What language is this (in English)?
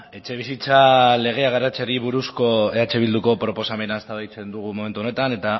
Basque